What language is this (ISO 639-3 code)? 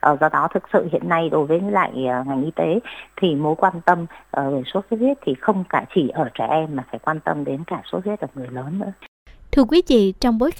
vie